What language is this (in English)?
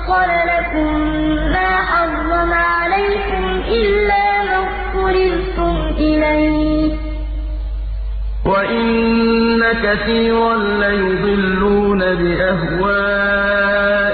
Arabic